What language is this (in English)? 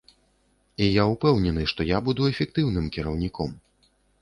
Belarusian